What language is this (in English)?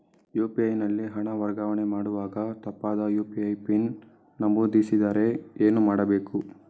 Kannada